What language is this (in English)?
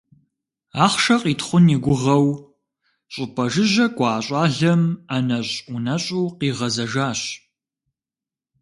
Kabardian